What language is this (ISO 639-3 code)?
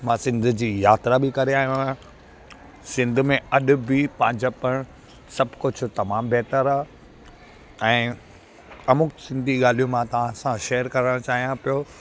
snd